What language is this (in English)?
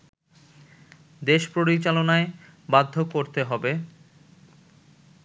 Bangla